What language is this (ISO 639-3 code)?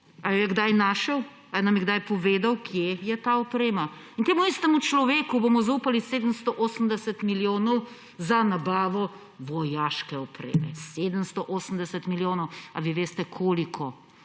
slv